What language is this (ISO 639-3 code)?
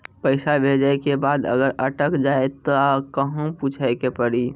mai